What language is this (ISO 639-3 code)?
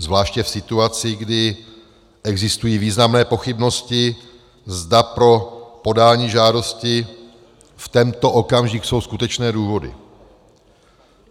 ces